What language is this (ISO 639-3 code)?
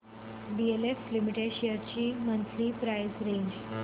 mar